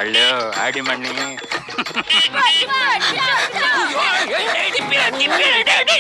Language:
Malay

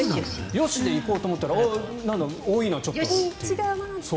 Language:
Japanese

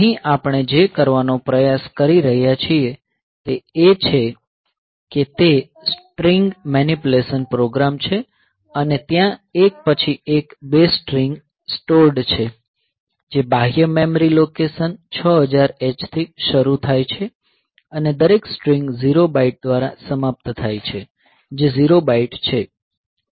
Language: Gujarati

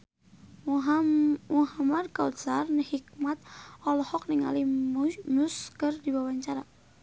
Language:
Sundanese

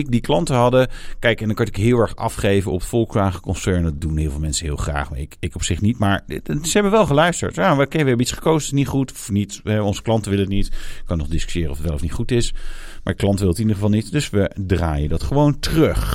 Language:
Dutch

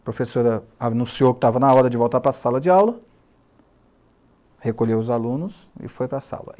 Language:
Portuguese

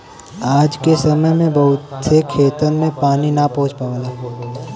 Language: Bhojpuri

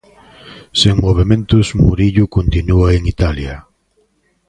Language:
Galician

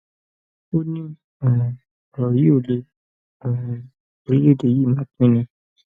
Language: Yoruba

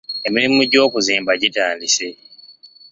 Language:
Ganda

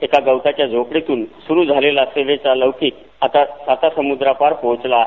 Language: Marathi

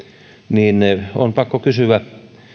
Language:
Finnish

